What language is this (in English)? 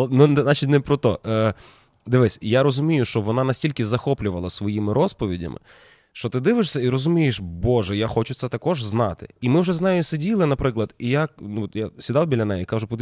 Ukrainian